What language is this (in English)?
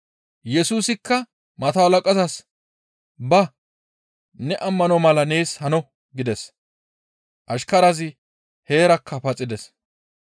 Gamo